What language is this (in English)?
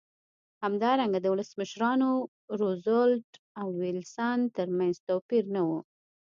Pashto